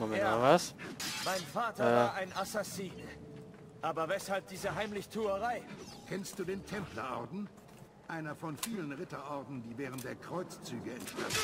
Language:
German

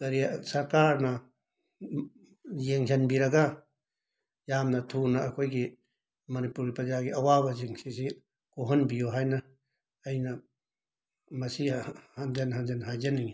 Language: Manipuri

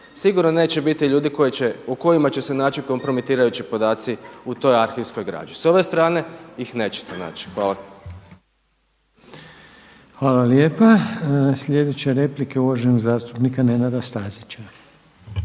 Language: Croatian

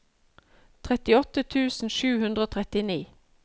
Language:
Norwegian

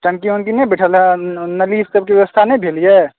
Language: Maithili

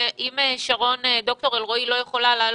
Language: Hebrew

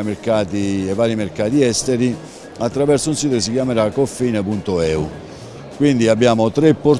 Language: Italian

